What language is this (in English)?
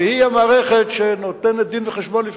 Hebrew